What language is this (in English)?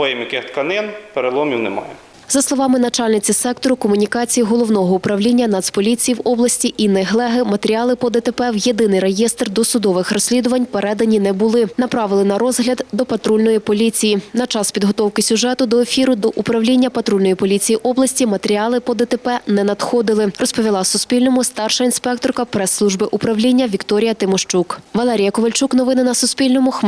Ukrainian